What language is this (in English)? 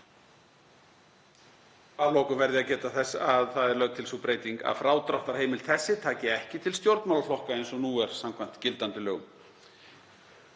Icelandic